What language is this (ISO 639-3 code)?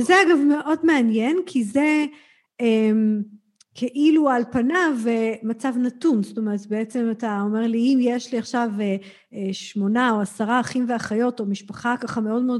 heb